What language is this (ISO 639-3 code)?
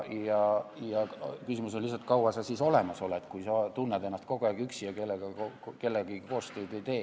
est